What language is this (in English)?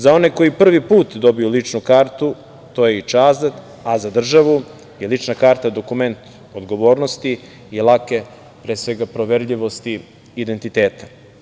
Serbian